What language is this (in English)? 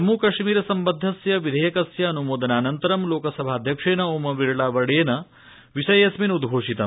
Sanskrit